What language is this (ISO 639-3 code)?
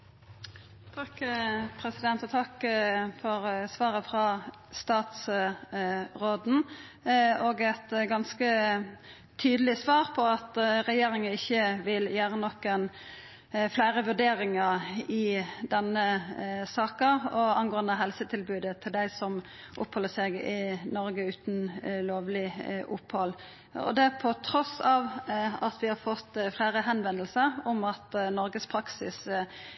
nno